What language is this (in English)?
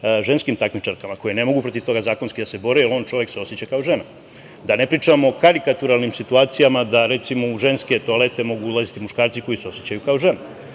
Serbian